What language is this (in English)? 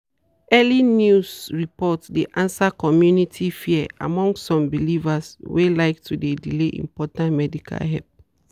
Nigerian Pidgin